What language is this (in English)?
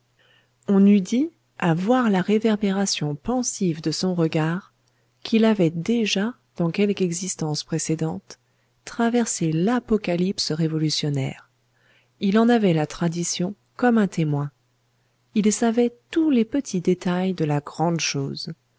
French